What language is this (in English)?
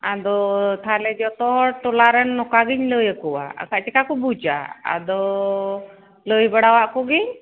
Santali